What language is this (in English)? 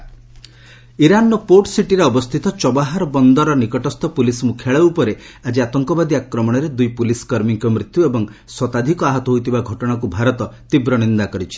Odia